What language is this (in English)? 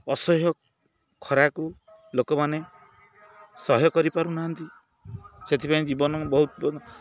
Odia